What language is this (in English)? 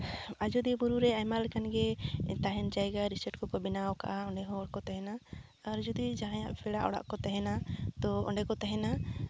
Santali